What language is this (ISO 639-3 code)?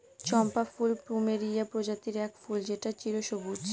ben